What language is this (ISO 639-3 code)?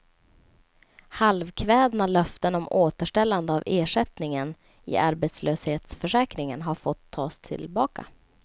swe